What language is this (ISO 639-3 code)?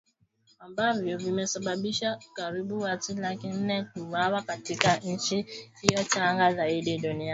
swa